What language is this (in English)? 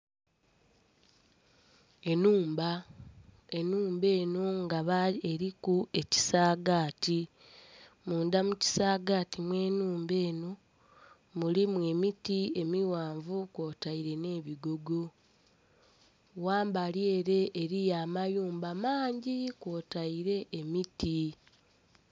Soga